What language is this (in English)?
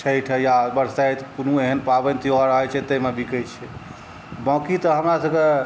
Maithili